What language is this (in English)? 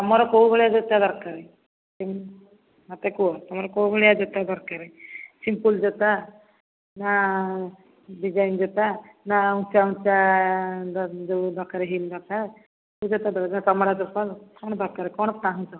Odia